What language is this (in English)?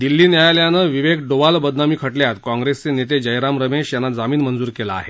Marathi